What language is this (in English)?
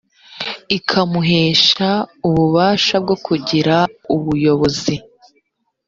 Kinyarwanda